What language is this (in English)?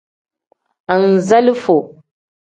Tem